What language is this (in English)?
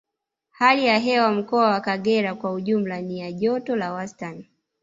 Swahili